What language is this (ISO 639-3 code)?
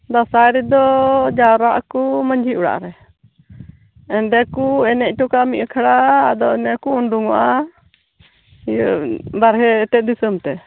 sat